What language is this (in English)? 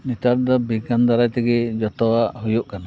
Santali